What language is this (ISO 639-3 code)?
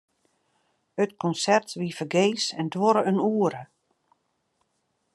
fry